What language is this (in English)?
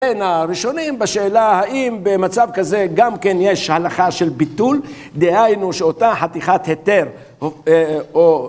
Hebrew